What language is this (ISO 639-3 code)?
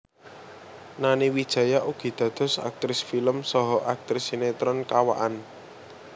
jav